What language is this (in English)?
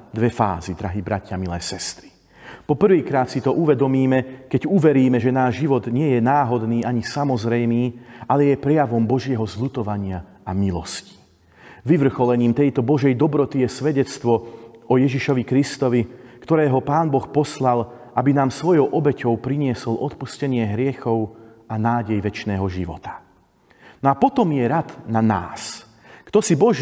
Slovak